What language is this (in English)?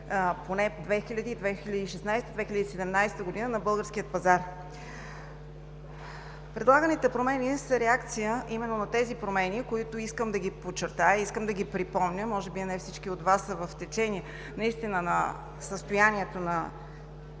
Bulgarian